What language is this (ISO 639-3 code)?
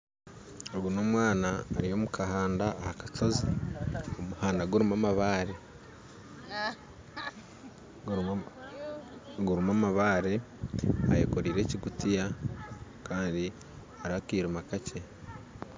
nyn